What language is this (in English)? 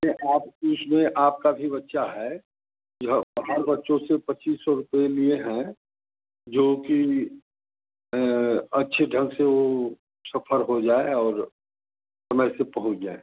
Hindi